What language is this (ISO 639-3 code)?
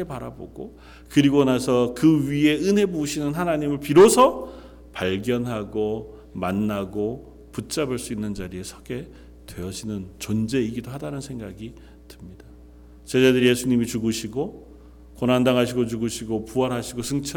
kor